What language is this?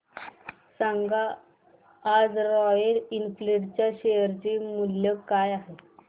Marathi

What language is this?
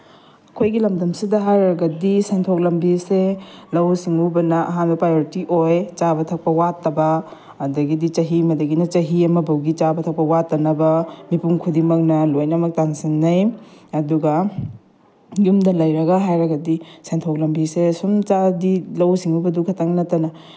Manipuri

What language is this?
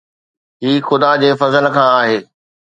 Sindhi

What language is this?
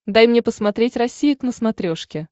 Russian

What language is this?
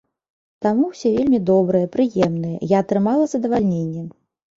Belarusian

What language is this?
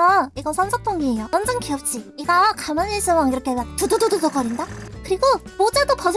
Korean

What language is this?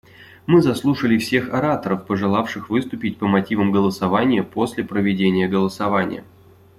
Russian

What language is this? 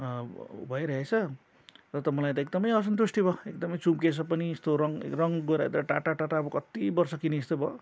Nepali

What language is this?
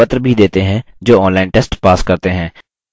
Hindi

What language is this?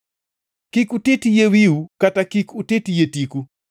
Luo (Kenya and Tanzania)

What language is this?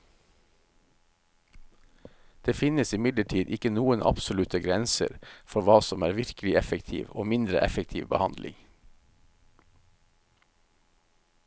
Norwegian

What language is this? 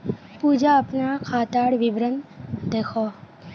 Magahi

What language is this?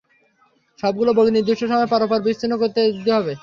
Bangla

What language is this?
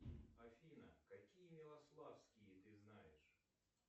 Russian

